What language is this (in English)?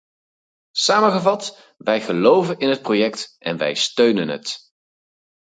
Dutch